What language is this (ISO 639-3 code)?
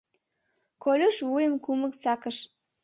chm